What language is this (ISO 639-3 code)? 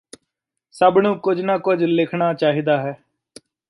pan